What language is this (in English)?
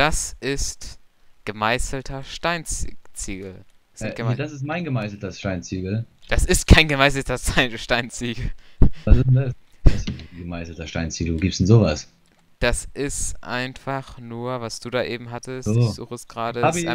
German